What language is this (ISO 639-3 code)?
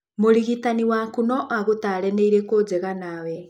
kik